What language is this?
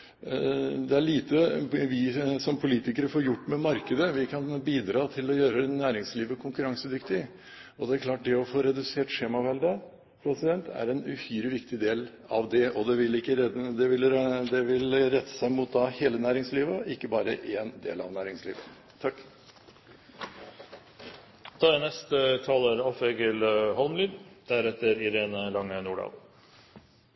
Norwegian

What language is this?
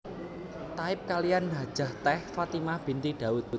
Javanese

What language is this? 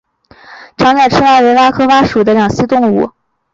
Chinese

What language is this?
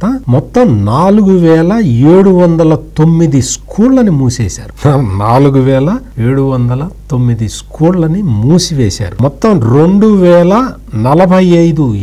Telugu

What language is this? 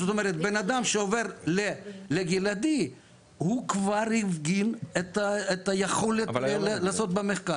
Hebrew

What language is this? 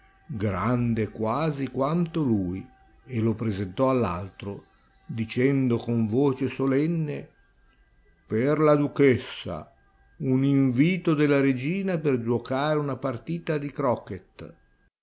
Italian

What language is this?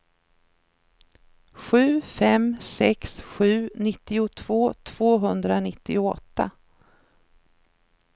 Swedish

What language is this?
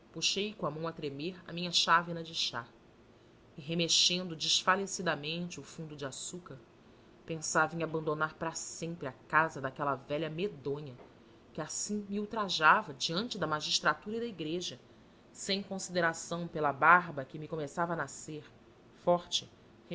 Portuguese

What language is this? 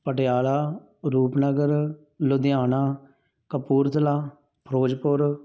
Punjabi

